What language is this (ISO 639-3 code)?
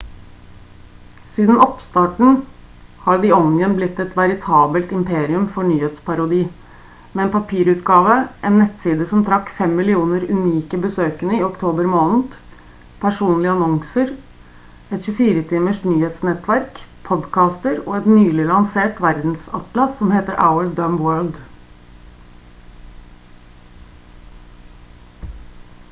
nob